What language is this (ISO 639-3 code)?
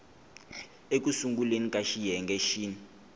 tso